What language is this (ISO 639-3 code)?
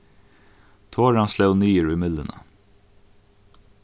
fao